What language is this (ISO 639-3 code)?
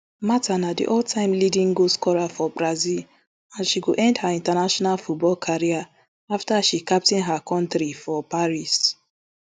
pcm